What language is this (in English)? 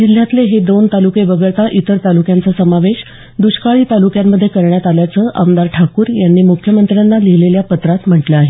Marathi